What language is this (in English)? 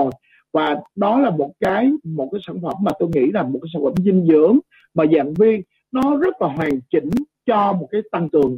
Vietnamese